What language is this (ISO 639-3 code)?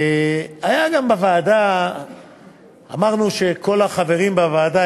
heb